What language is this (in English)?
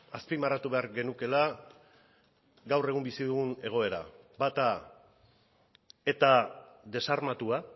Basque